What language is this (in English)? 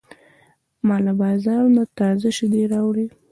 Pashto